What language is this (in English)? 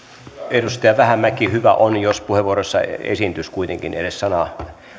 Finnish